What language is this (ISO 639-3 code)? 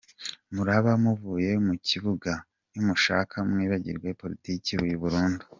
kin